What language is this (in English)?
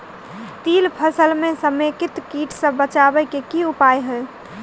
Maithili